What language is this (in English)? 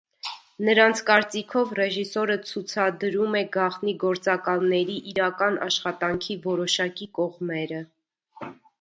Armenian